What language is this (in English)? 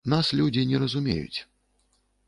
Belarusian